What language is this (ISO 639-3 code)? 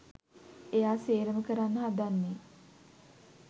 sin